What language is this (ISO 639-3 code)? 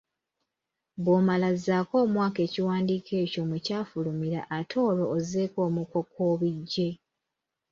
lug